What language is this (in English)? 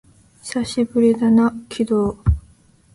Japanese